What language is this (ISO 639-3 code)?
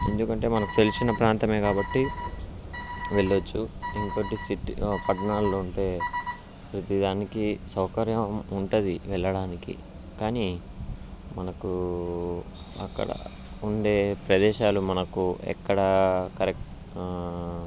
tel